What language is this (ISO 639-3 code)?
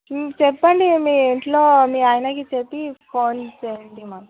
tel